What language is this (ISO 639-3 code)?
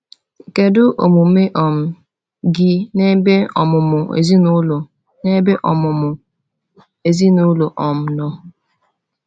ibo